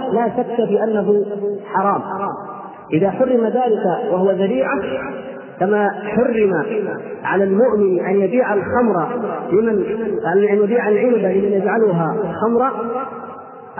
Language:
Arabic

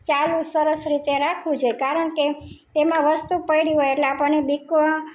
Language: Gujarati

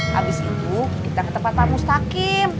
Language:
Indonesian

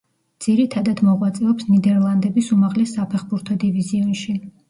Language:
Georgian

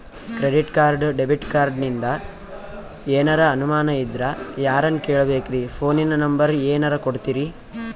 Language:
Kannada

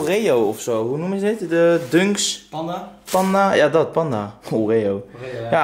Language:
Dutch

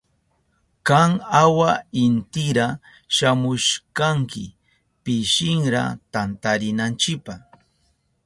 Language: Southern Pastaza Quechua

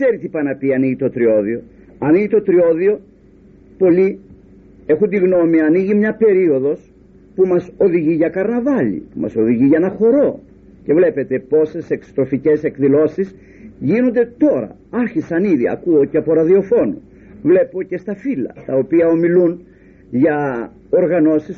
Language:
Greek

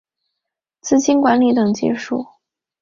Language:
Chinese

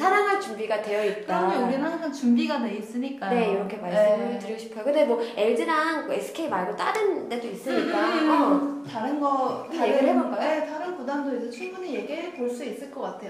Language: Korean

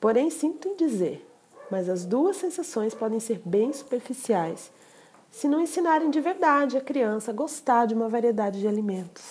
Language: Portuguese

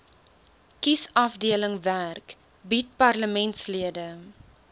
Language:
Afrikaans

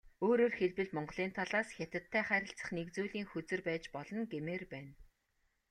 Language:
Mongolian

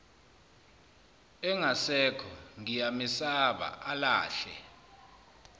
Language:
Zulu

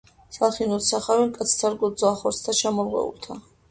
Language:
Georgian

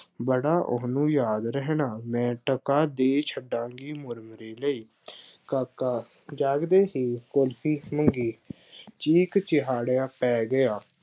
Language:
Punjabi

